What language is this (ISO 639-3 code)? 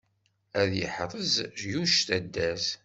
kab